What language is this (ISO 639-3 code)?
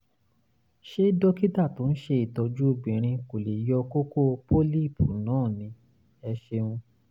yor